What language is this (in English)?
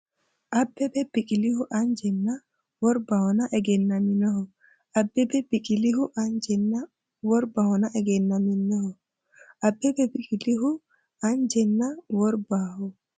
Sidamo